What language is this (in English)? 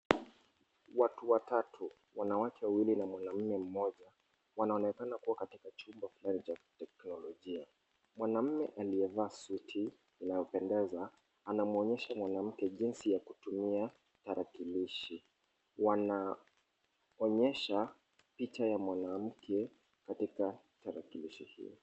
Swahili